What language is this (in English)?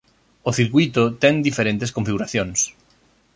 Galician